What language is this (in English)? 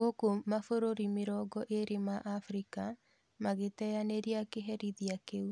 Kikuyu